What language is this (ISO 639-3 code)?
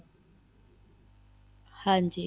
pan